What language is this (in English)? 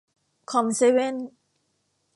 Thai